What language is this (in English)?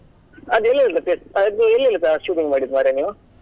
Kannada